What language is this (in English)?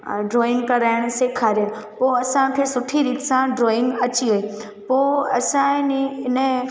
Sindhi